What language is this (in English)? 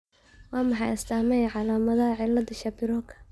Somali